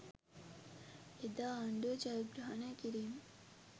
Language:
Sinhala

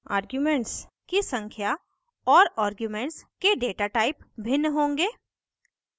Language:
Hindi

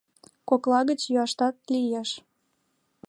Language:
Mari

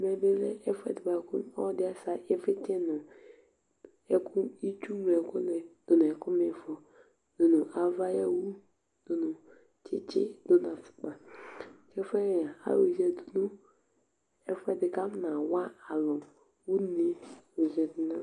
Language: Ikposo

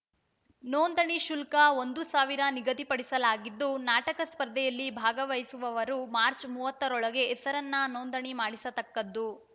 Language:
Kannada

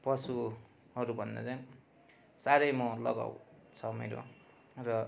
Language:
Nepali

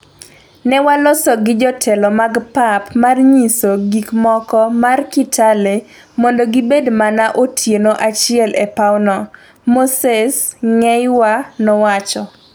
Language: Luo (Kenya and Tanzania)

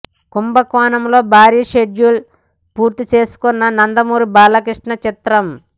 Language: Telugu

